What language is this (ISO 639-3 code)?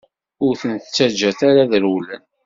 kab